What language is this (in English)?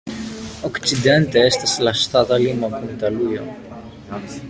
Esperanto